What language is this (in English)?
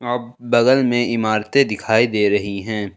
Hindi